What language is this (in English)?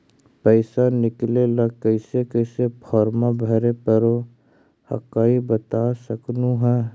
Magahi